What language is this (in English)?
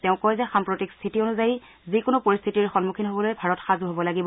Assamese